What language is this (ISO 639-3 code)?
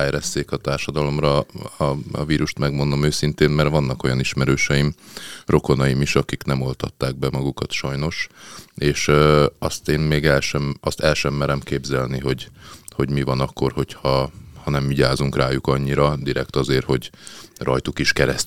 hun